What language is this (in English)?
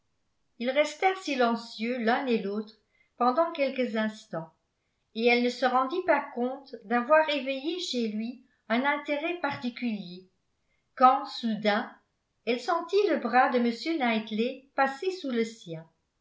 French